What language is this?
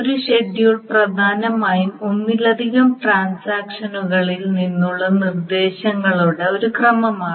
Malayalam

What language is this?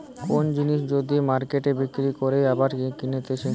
Bangla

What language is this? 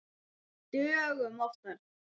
Icelandic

